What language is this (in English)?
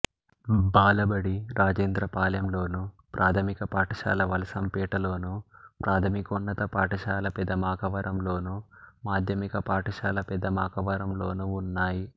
Telugu